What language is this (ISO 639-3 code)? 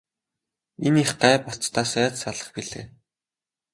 mon